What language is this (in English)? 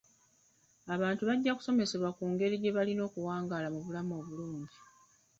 Ganda